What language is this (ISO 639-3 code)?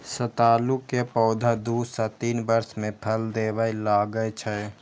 mai